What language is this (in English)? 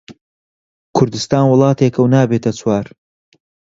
Central Kurdish